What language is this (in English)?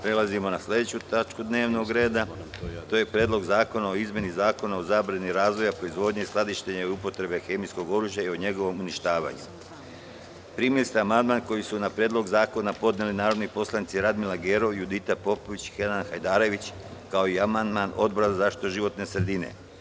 Serbian